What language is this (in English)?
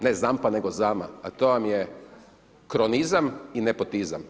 Croatian